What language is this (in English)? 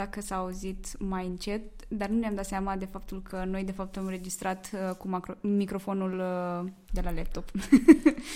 Romanian